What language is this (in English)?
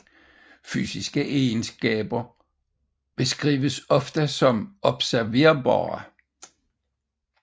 Danish